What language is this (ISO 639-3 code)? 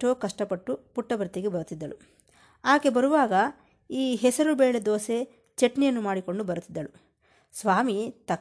kan